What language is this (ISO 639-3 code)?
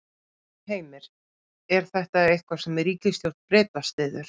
isl